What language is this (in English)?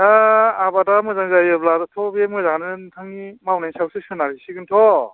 Bodo